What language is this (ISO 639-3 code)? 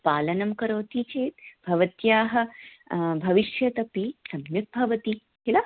san